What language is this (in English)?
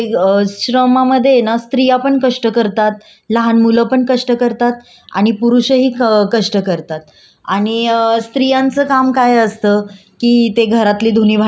Marathi